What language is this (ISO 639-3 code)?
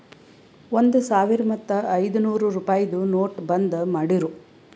kan